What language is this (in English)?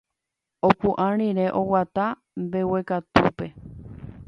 Guarani